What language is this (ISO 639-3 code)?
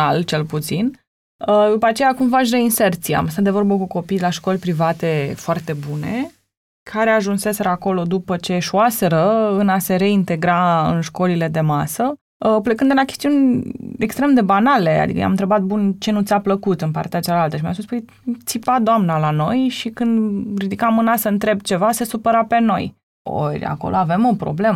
ron